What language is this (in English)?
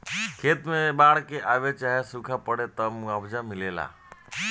Bhojpuri